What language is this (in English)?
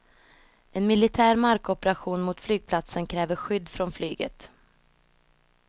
Swedish